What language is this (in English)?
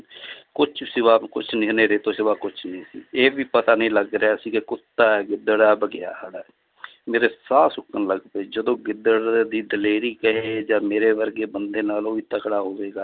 Punjabi